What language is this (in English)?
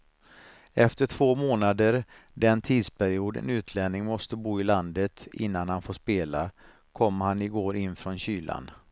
Swedish